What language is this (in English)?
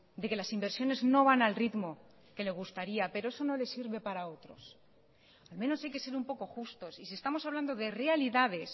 Spanish